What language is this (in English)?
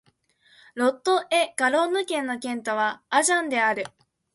Japanese